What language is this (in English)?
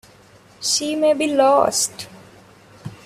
English